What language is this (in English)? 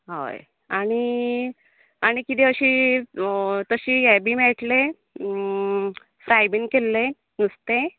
Konkani